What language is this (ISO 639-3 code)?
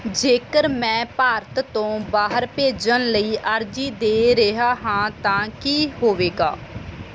pan